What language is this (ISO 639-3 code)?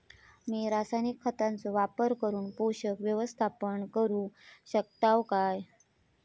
mar